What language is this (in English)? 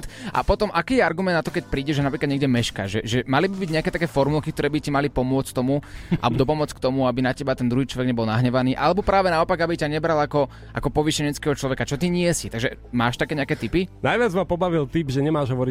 Slovak